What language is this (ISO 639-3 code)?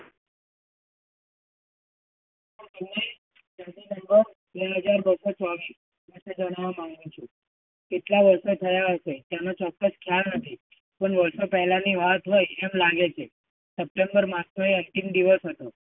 guj